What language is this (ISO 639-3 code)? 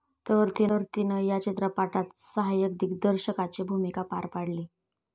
mar